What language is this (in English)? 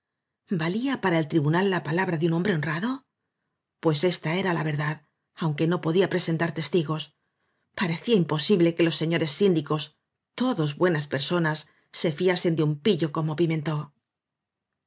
Spanish